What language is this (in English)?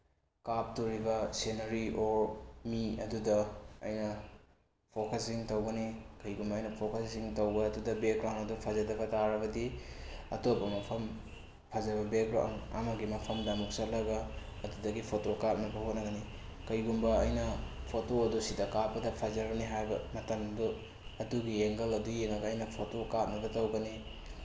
Manipuri